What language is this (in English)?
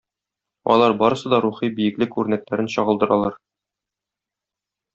Tatar